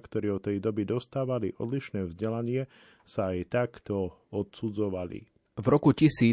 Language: Slovak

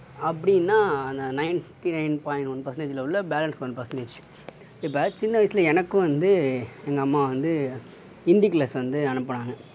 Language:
Tamil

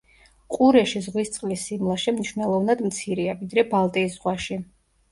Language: Georgian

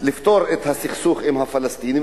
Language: Hebrew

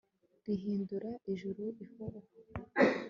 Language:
Kinyarwanda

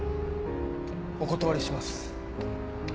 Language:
Japanese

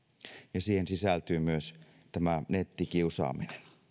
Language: Finnish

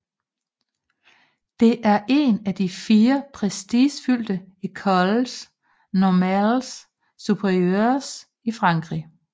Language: Danish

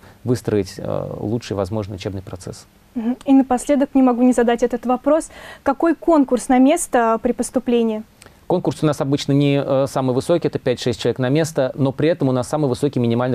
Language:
Russian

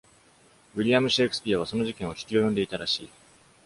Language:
Japanese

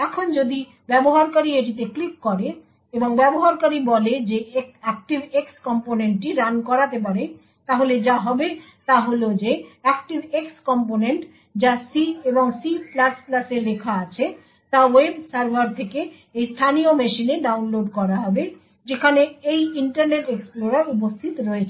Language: Bangla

